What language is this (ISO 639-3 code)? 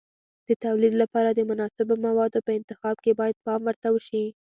pus